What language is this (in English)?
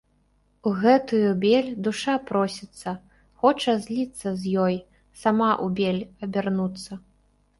Belarusian